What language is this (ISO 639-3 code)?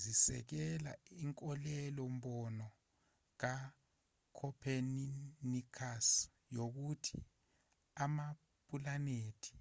zul